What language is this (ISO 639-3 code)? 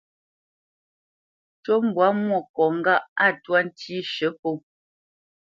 bce